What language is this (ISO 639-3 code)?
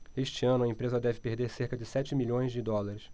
por